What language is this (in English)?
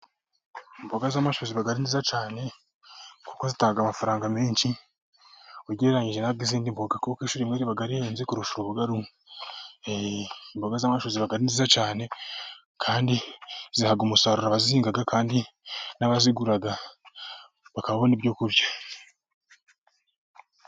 Kinyarwanda